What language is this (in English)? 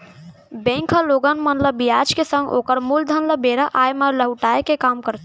Chhattisgarhi